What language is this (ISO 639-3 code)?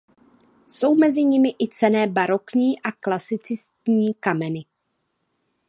ces